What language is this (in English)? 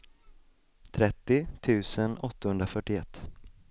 Swedish